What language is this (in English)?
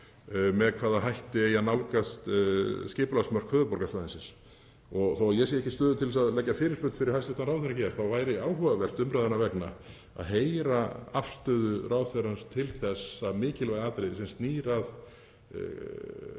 Icelandic